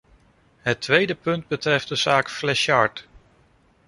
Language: Dutch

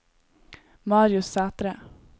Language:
Norwegian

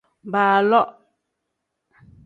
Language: Tem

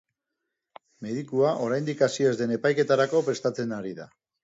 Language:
Basque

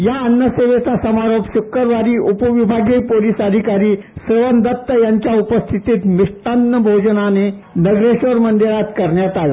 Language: Marathi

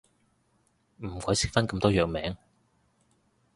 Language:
Cantonese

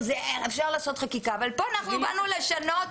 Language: Hebrew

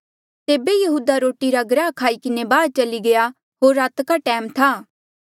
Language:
Mandeali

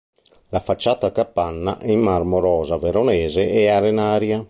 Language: Italian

